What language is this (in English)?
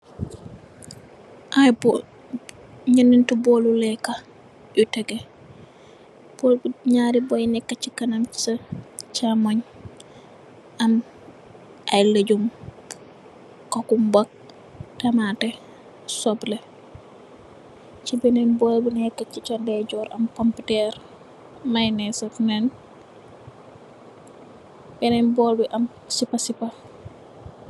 Wolof